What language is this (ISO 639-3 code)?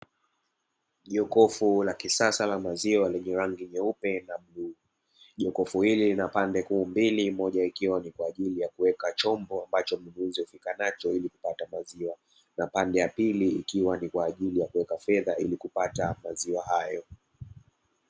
swa